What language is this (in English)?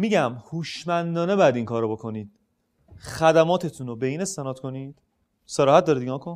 Persian